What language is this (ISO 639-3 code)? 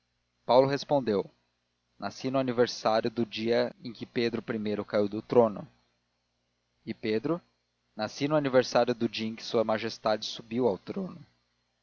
por